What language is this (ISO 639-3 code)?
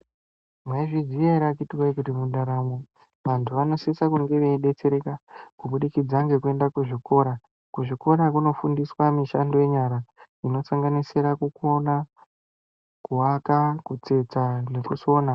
ndc